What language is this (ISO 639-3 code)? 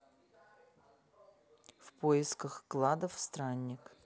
rus